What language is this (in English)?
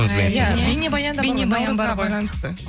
Kazakh